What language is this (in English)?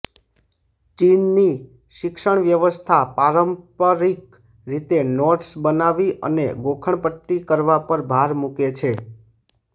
Gujarati